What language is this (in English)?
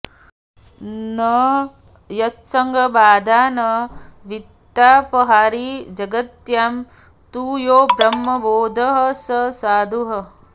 Sanskrit